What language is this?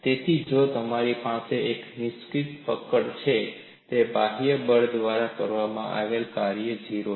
Gujarati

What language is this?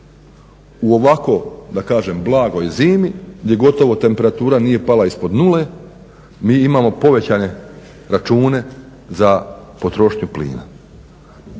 Croatian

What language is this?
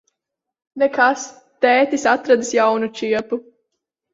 Latvian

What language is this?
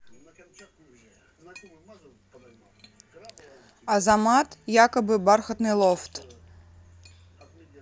Russian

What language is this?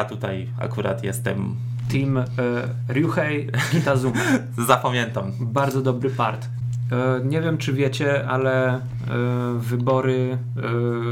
Polish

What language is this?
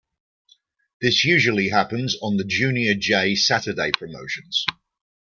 English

